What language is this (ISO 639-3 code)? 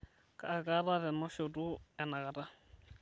mas